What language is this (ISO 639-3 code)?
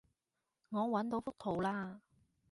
yue